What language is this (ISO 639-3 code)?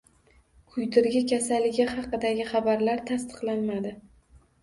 uzb